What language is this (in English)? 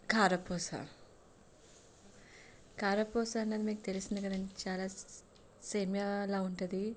Telugu